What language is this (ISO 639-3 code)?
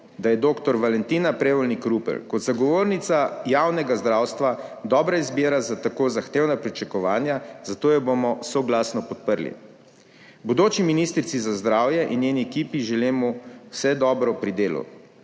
slv